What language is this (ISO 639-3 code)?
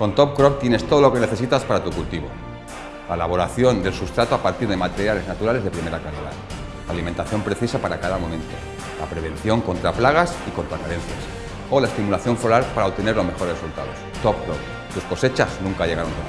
spa